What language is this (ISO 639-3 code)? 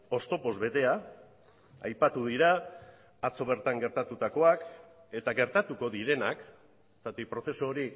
eus